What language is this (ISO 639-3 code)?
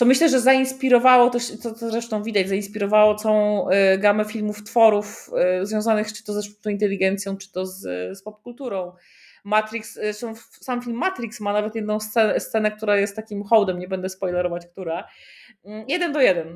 pol